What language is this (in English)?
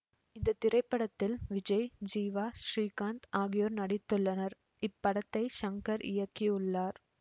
Tamil